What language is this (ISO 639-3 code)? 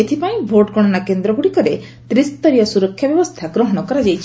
ori